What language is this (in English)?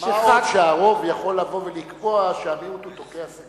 Hebrew